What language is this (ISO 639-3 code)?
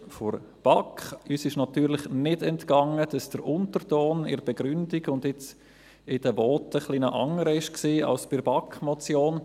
gsw